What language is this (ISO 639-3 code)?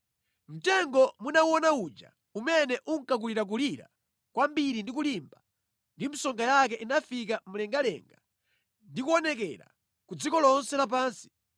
nya